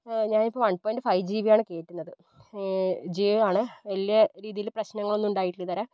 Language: Malayalam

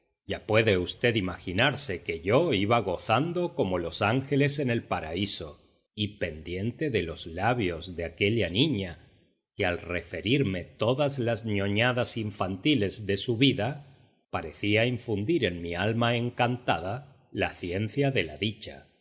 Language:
Spanish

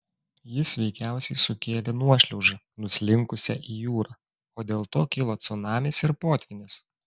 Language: Lithuanian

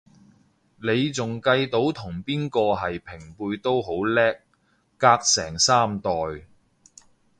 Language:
Cantonese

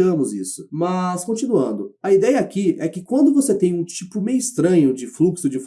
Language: Portuguese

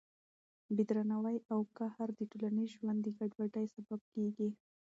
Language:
Pashto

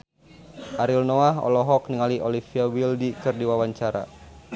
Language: Sundanese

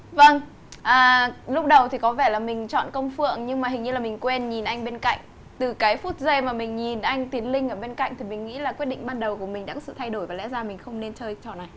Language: Vietnamese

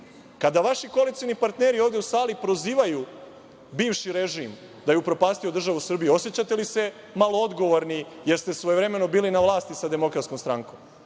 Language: Serbian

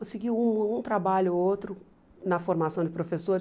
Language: Portuguese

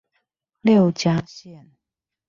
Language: Chinese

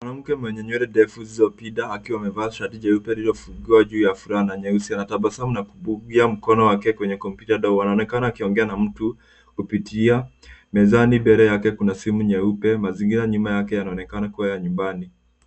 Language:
Swahili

